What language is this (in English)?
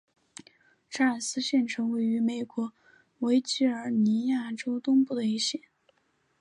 Chinese